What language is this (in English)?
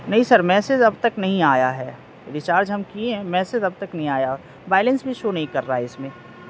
Urdu